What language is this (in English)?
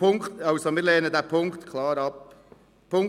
Swiss German